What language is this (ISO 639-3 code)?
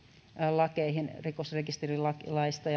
fin